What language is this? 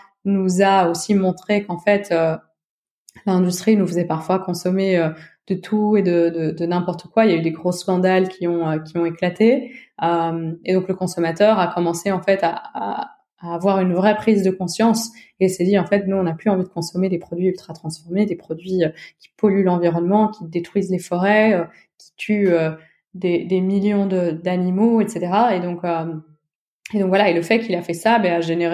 French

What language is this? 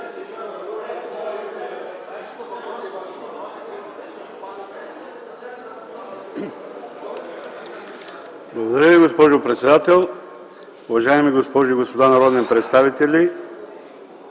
Bulgarian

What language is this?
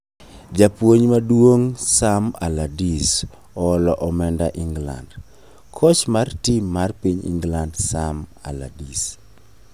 Luo (Kenya and Tanzania)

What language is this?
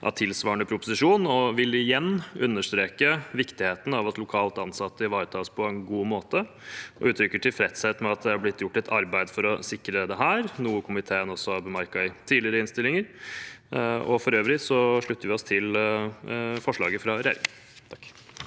Norwegian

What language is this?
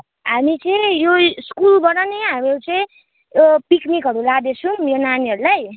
Nepali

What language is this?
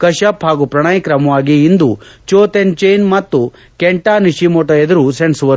Kannada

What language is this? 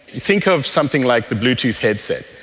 English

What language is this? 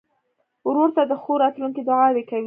Pashto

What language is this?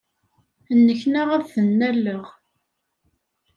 Kabyle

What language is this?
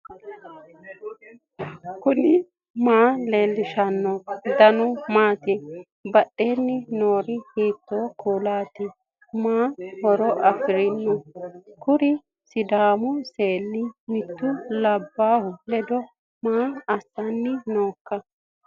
Sidamo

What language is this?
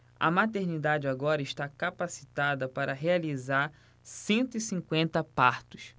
Portuguese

